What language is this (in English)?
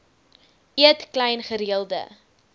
Afrikaans